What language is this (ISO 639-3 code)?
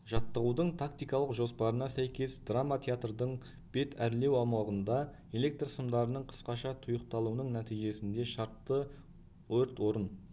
kaz